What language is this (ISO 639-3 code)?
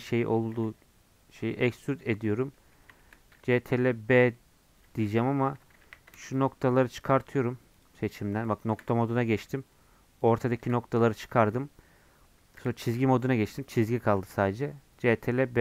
tur